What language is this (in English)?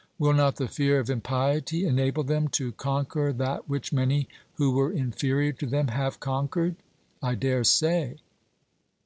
English